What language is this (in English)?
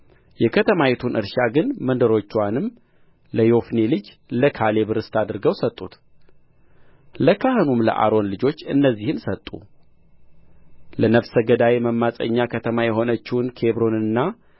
Amharic